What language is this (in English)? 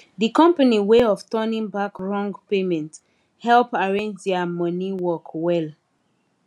Nigerian Pidgin